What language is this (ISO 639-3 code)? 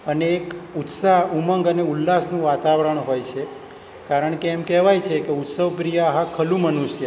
guj